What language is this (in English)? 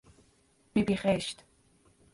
Persian